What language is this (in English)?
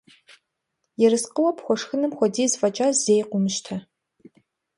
Kabardian